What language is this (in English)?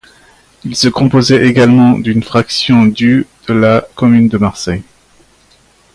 French